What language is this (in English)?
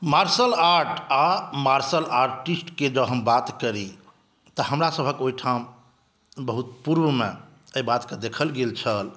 Maithili